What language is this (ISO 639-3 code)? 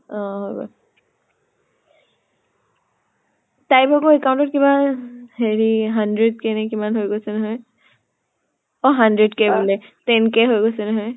asm